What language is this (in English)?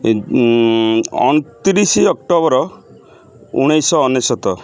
Odia